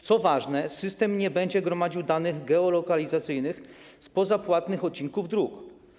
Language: Polish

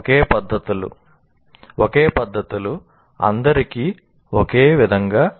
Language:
Telugu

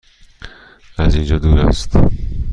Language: Persian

